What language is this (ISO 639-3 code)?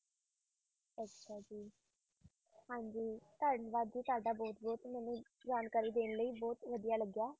pan